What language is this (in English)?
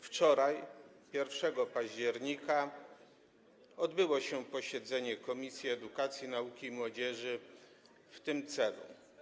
Polish